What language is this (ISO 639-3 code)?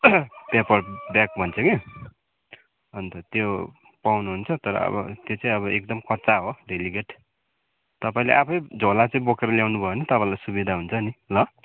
nep